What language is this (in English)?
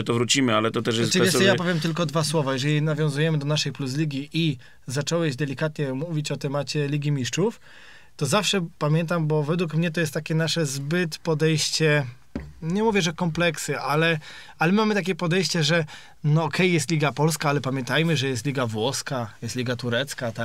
Polish